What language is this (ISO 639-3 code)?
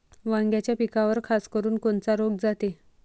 mar